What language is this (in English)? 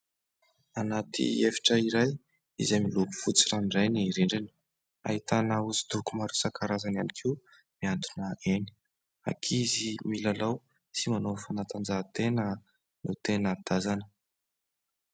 Malagasy